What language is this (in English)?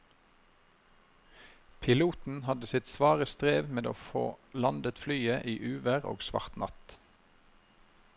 Norwegian